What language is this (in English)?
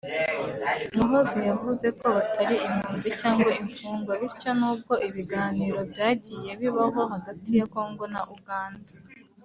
Kinyarwanda